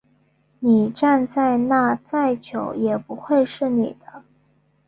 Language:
Chinese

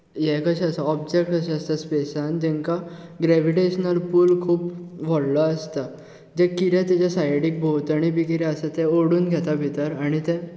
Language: Konkani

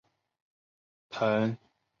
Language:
Chinese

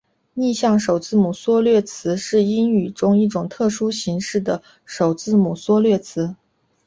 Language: Chinese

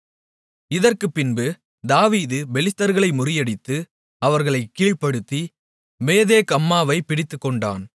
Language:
Tamil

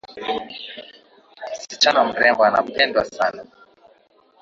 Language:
Swahili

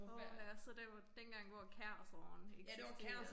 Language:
Danish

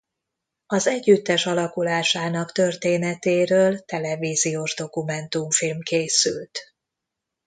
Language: Hungarian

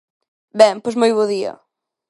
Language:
Galician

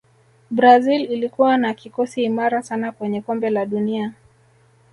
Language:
Swahili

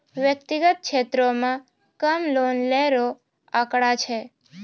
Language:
Maithili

